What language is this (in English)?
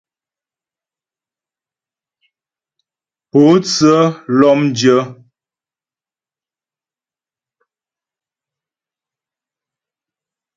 Ghomala